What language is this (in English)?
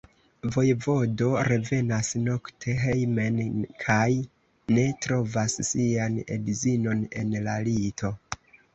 Esperanto